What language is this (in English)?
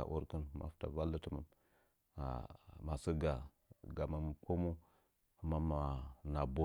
Nzanyi